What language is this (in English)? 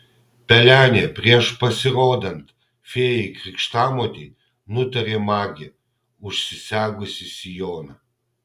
Lithuanian